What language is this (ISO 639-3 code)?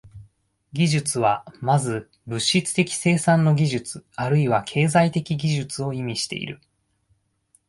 jpn